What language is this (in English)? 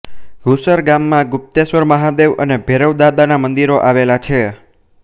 Gujarati